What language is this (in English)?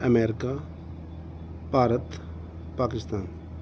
Punjabi